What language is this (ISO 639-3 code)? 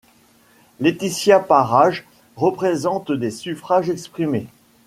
fra